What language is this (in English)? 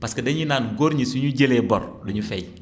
Wolof